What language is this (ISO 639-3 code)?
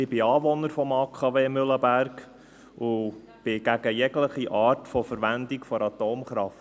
gsw